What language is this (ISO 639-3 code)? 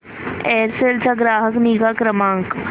mar